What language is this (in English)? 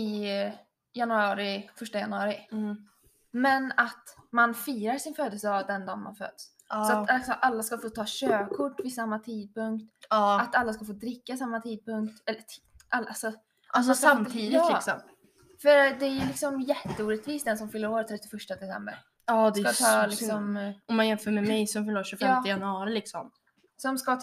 Swedish